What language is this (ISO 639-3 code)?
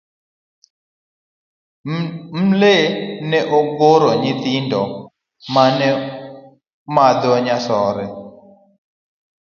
luo